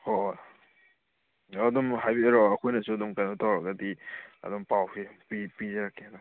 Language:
Manipuri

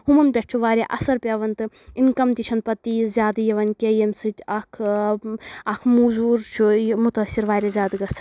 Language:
Kashmiri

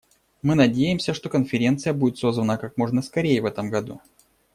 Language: Russian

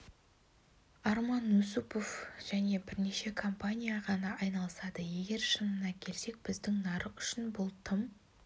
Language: Kazakh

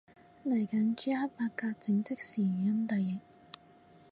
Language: Cantonese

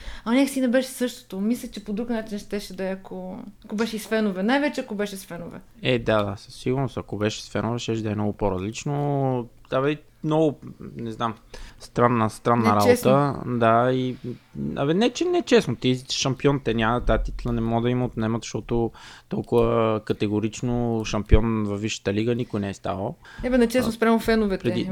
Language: Bulgarian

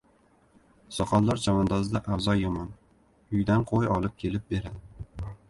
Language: Uzbek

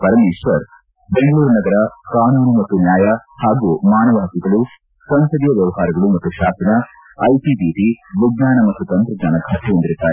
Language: Kannada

